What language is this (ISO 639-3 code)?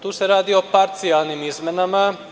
srp